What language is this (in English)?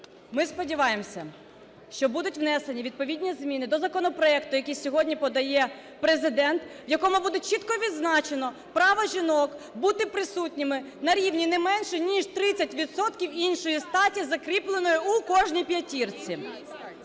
Ukrainian